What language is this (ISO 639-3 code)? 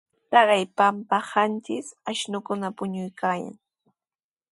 qws